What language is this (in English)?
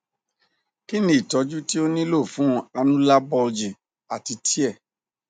Yoruba